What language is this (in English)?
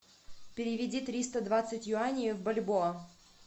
Russian